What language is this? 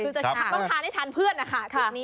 Thai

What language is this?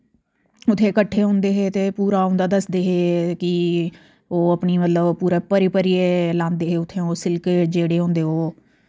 Dogri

